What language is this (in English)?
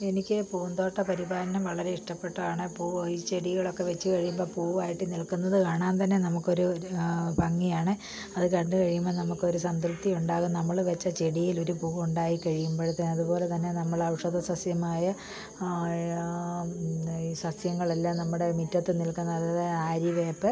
Malayalam